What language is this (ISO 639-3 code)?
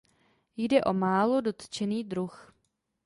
ces